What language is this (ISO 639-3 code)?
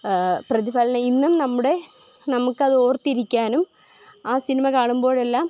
mal